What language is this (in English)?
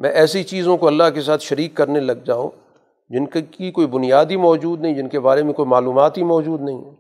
Urdu